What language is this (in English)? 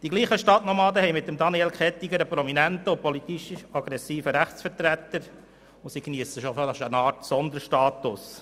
Swiss German